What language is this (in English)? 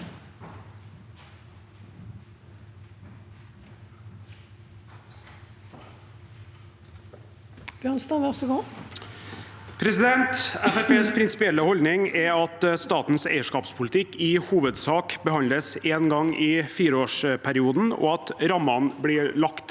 Norwegian